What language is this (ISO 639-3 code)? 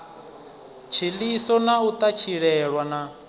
ven